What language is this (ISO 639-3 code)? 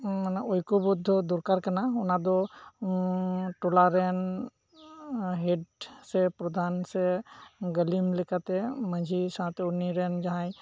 sat